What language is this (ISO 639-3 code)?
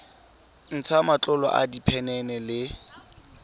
tsn